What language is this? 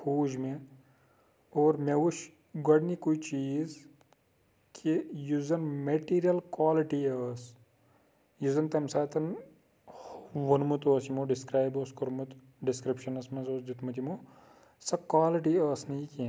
Kashmiri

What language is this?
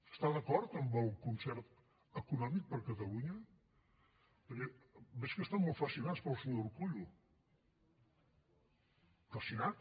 Catalan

